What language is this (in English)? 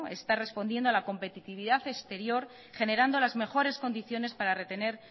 Spanish